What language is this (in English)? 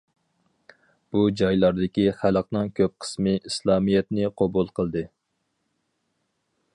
Uyghur